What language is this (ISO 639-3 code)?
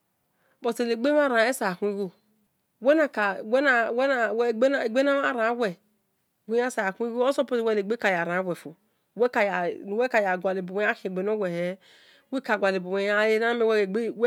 ish